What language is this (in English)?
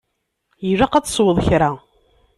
Kabyle